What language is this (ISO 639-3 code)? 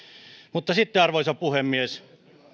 fin